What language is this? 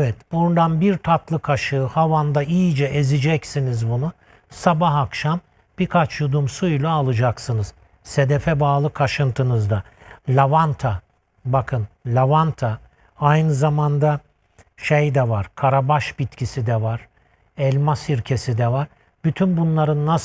Turkish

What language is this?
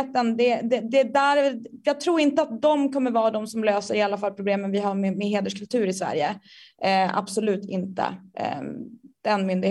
Swedish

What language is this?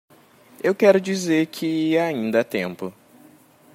Portuguese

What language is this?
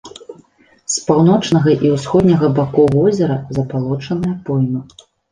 Belarusian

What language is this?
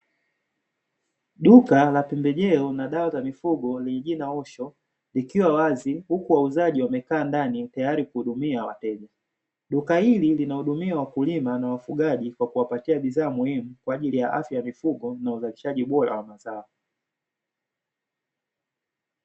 Swahili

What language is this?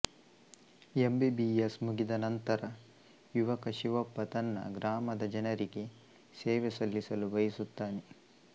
Kannada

